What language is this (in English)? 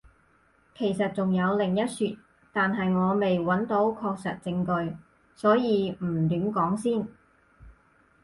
Cantonese